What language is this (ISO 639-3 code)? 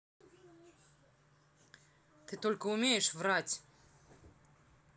rus